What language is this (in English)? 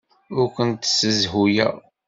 Kabyle